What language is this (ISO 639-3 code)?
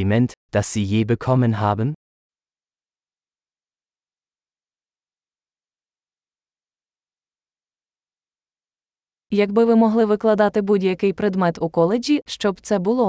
ukr